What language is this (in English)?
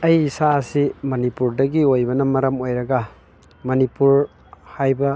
Manipuri